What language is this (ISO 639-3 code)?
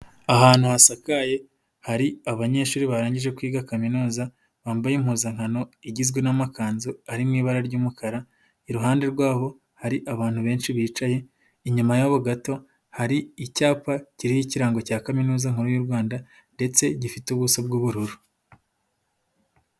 kin